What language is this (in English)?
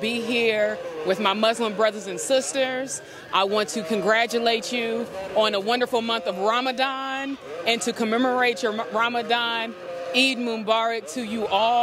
Arabic